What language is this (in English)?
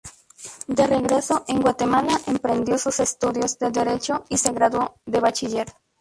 Spanish